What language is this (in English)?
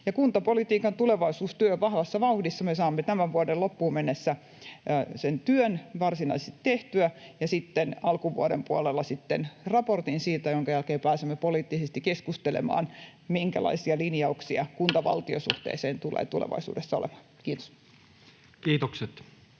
Finnish